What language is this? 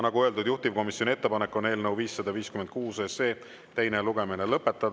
Estonian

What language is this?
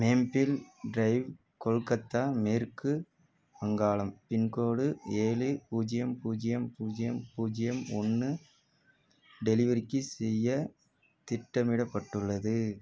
Tamil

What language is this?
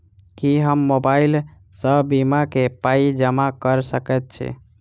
Maithili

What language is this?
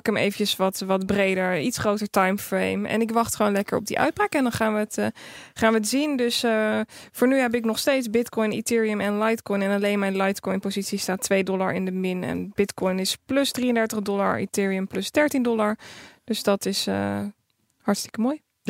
Dutch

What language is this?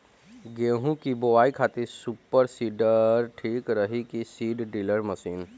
Bhojpuri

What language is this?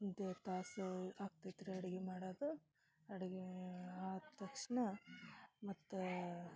Kannada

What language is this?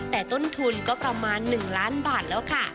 Thai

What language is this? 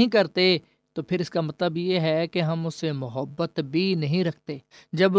Urdu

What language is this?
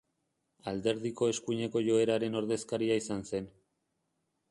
Basque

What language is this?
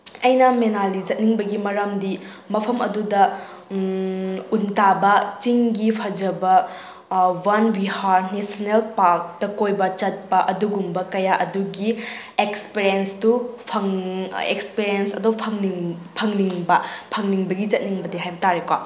Manipuri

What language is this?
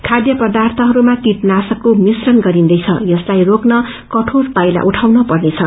Nepali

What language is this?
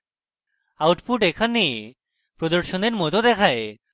Bangla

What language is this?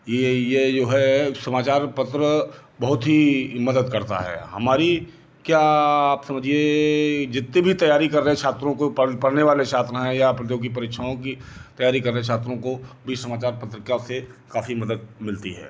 Hindi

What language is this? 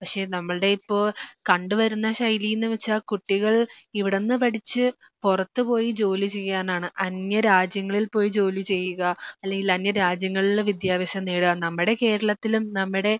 Malayalam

